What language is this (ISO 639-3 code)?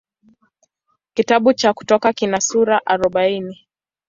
swa